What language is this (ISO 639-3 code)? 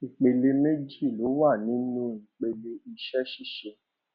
yor